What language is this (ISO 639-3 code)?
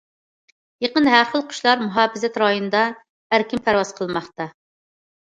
uig